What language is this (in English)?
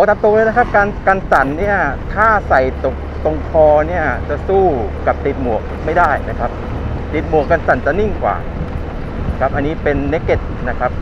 Thai